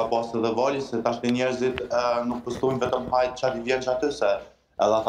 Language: Romanian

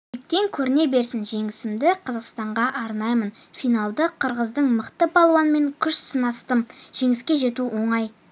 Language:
Kazakh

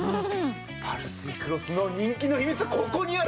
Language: Japanese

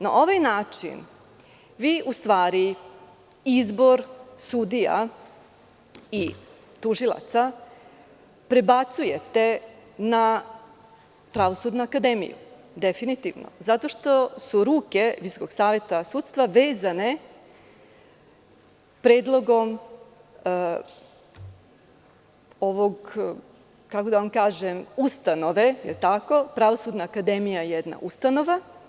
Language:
Serbian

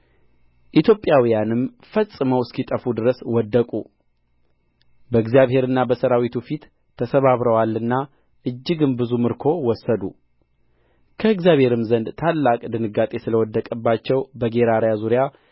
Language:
Amharic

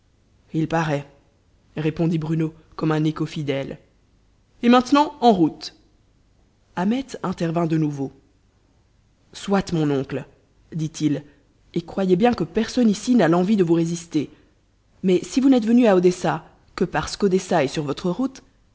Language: French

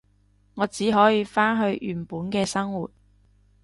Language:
Cantonese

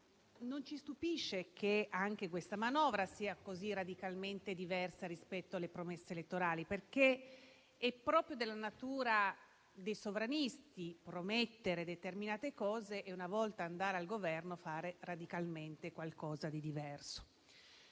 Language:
Italian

